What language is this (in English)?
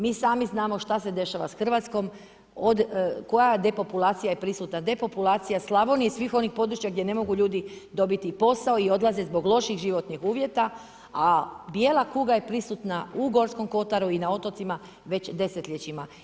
Croatian